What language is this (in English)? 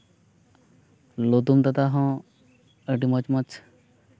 Santali